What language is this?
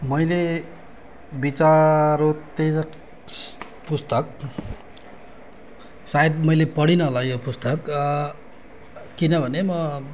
Nepali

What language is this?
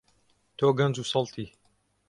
Central Kurdish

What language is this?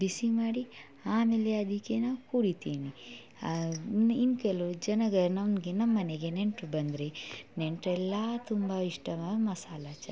Kannada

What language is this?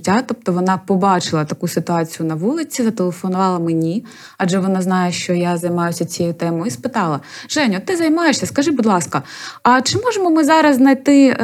Ukrainian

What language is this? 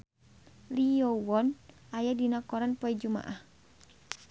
Sundanese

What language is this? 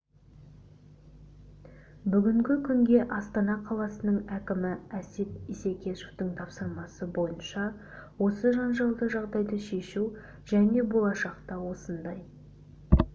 Kazakh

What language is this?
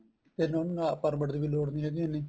Punjabi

